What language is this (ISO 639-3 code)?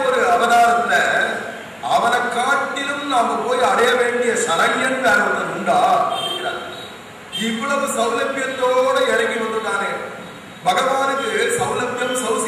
ara